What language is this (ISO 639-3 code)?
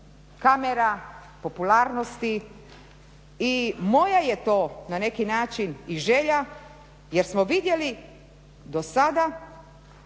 hrv